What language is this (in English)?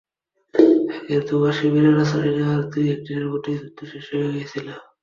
Bangla